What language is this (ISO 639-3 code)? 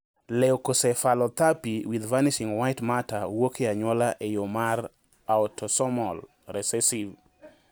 luo